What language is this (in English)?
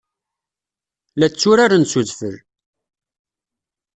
Kabyle